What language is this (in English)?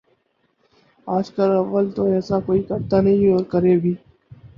Urdu